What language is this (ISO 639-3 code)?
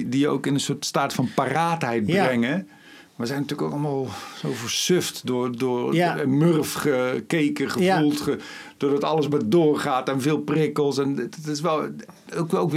nld